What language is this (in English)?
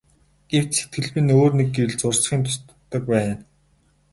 Mongolian